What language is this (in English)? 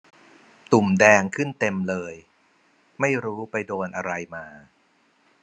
Thai